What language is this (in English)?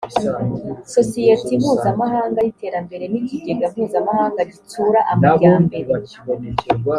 Kinyarwanda